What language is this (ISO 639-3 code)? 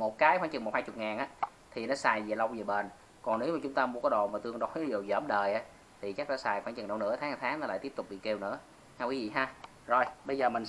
vie